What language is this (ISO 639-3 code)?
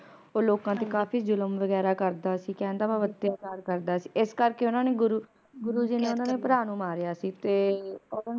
pan